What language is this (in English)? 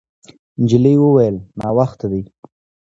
Pashto